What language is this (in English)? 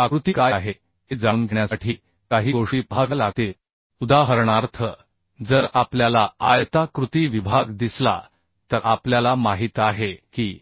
Marathi